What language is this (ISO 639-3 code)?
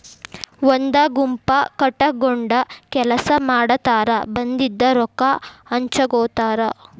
kan